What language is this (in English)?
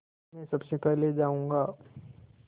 Hindi